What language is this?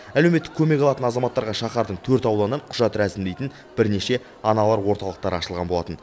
Kazakh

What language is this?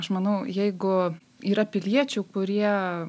Lithuanian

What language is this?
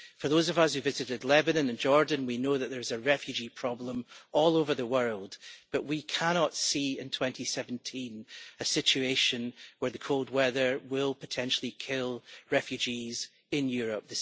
English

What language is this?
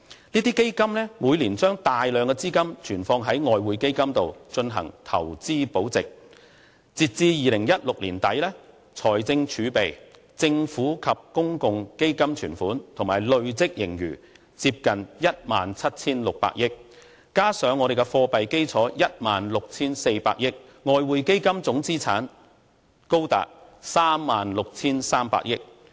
Cantonese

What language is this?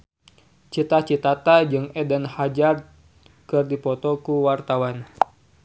Sundanese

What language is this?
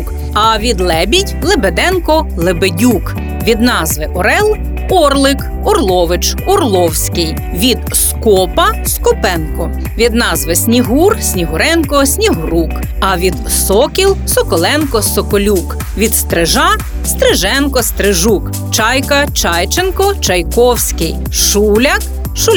Ukrainian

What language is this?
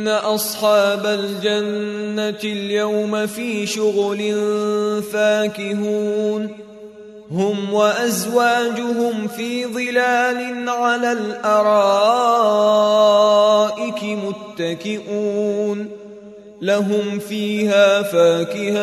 Arabic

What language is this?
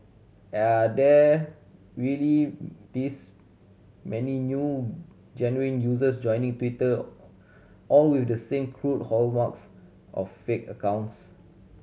English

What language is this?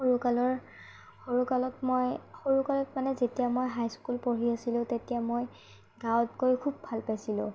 Assamese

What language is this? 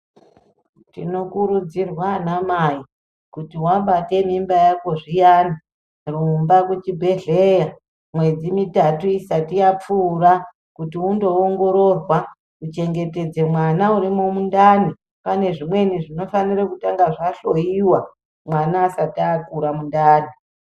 Ndau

